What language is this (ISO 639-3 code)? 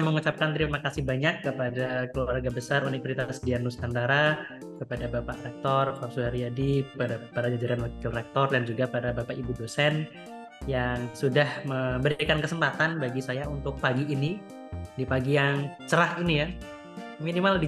ind